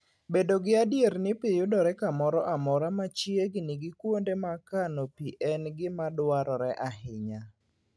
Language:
Luo (Kenya and Tanzania)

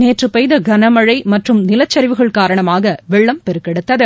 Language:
Tamil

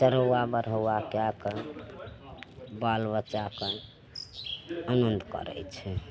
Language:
Maithili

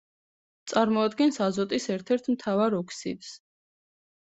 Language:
Georgian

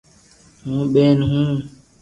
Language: Loarki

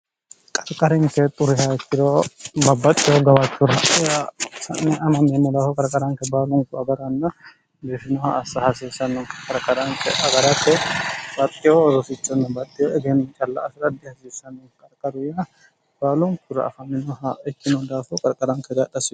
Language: Sidamo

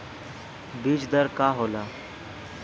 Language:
Bhojpuri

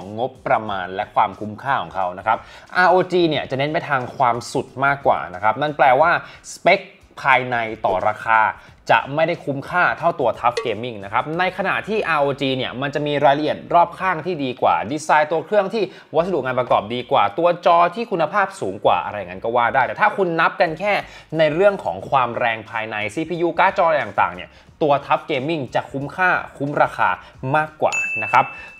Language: Thai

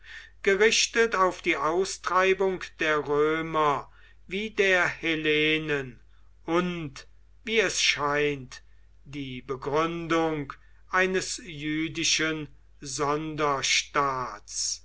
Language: German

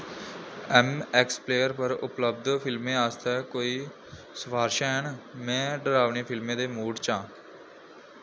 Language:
Dogri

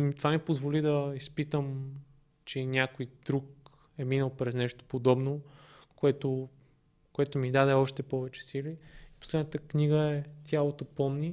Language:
Bulgarian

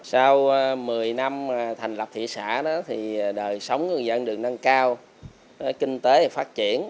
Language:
Vietnamese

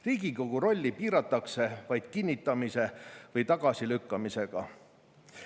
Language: Estonian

